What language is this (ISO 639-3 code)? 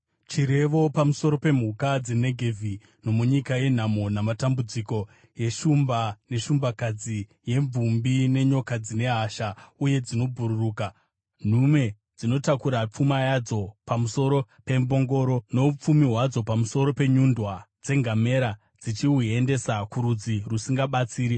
sna